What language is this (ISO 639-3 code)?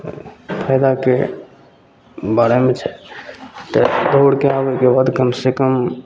mai